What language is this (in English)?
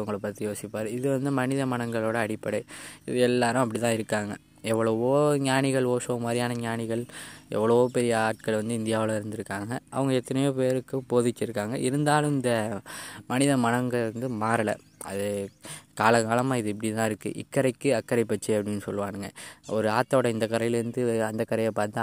Tamil